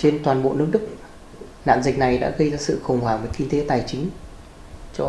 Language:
Vietnamese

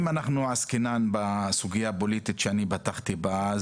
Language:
Hebrew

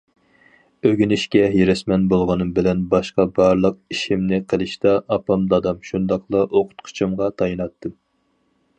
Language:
Uyghur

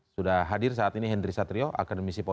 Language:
Indonesian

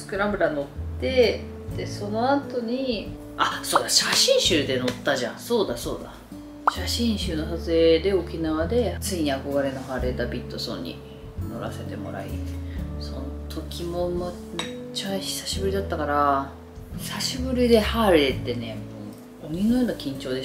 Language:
Japanese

